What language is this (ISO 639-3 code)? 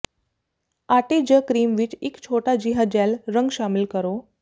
pan